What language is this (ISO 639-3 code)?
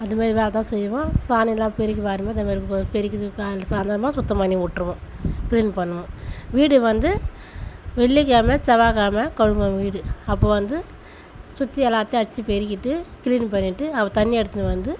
tam